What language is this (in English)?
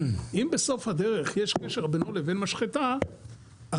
Hebrew